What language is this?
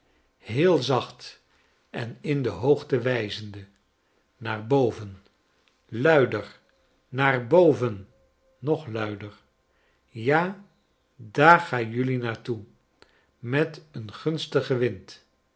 Dutch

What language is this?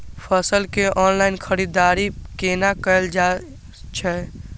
Maithili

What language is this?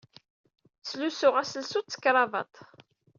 Kabyle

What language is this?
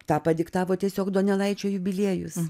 Lithuanian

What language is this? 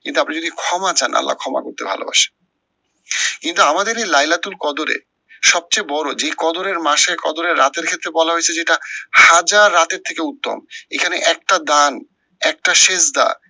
Bangla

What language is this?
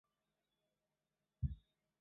Chinese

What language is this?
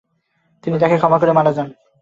Bangla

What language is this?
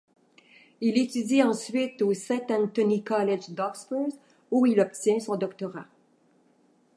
French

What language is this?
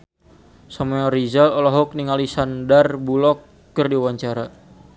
Sundanese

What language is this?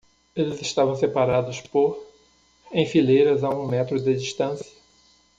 Portuguese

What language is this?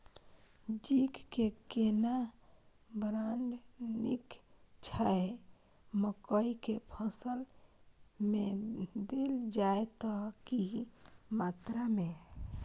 Maithili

